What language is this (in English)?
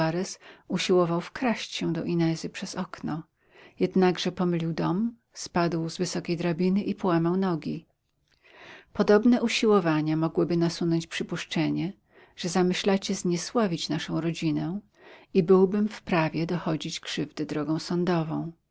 Polish